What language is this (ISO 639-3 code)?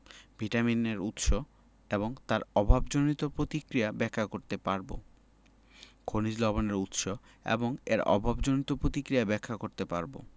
ben